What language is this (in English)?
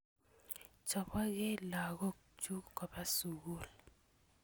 Kalenjin